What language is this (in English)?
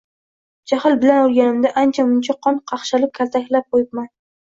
Uzbek